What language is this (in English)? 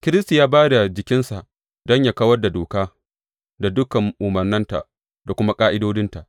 Hausa